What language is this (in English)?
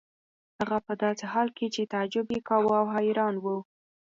Pashto